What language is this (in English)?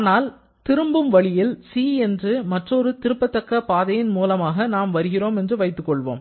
Tamil